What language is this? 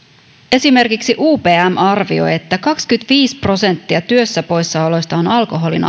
Finnish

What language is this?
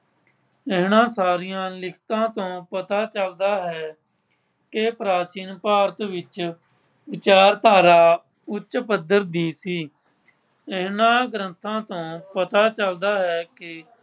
Punjabi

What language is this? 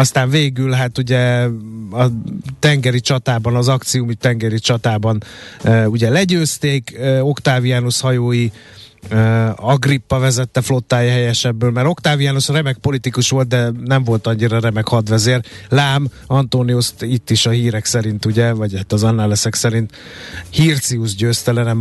Hungarian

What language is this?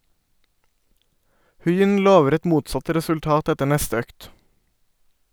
Norwegian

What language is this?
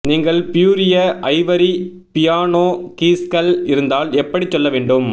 Tamil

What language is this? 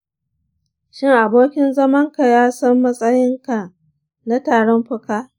Hausa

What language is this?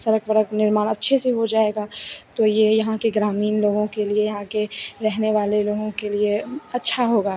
Hindi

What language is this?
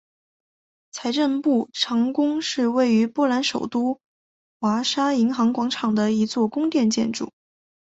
Chinese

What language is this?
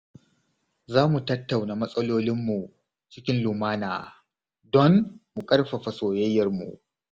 Hausa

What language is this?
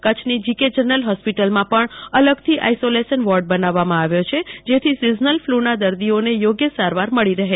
Gujarati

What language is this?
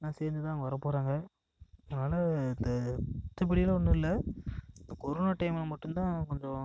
Tamil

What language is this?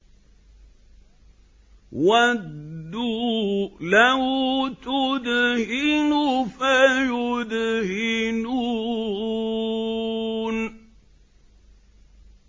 Arabic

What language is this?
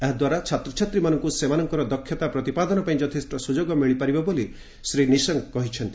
Odia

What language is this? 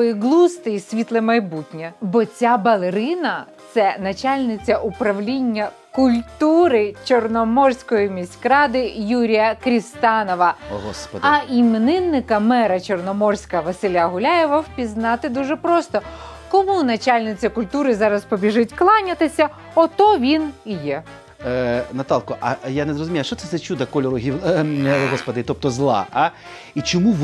Ukrainian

